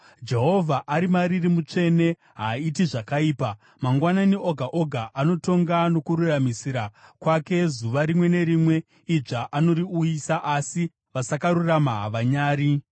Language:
Shona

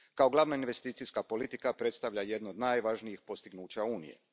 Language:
Croatian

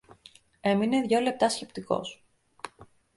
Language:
Greek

